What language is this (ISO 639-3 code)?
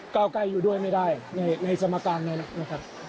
tha